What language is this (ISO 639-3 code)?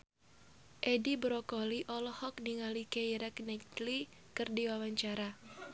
sun